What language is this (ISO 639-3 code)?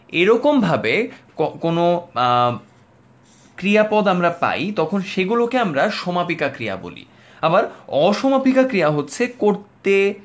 ben